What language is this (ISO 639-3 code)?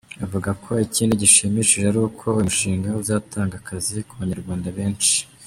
kin